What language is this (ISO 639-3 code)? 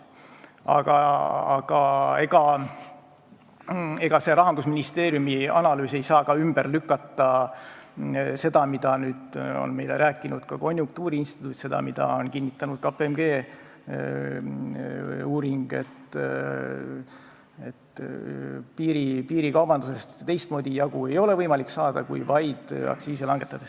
est